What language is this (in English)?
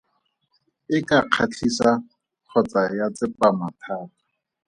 Tswana